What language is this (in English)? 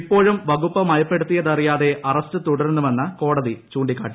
Malayalam